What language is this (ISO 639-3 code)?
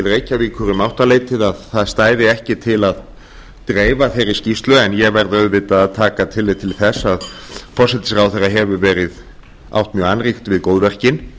isl